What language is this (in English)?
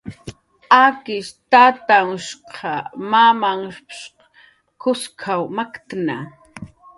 Jaqaru